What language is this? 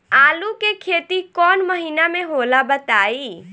Bhojpuri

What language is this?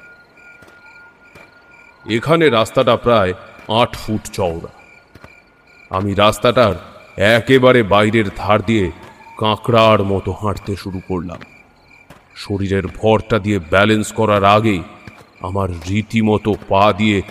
Bangla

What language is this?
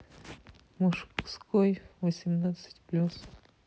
Russian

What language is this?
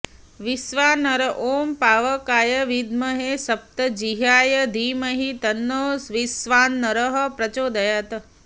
Sanskrit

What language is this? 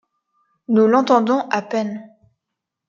French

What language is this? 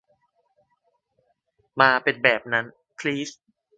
Thai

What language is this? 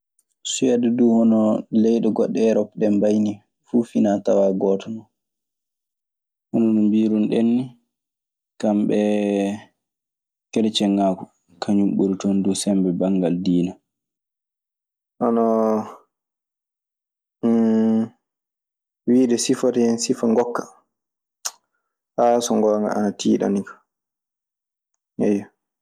Maasina Fulfulde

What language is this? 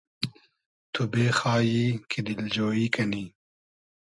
Hazaragi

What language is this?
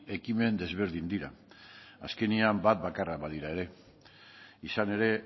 Basque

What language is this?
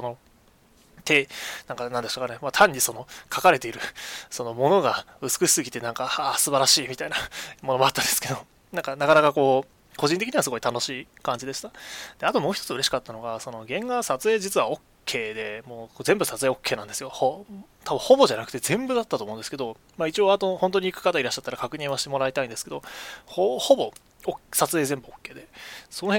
Japanese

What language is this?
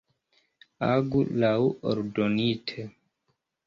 Esperanto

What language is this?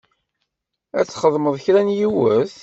Kabyle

